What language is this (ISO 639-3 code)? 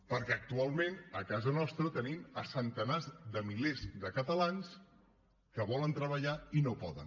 cat